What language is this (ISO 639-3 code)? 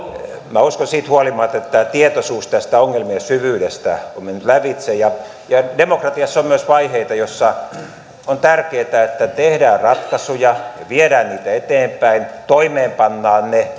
fin